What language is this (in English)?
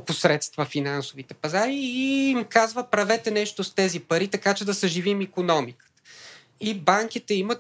Bulgarian